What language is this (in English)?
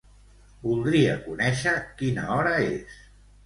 Catalan